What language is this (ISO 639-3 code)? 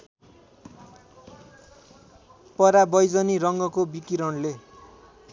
nep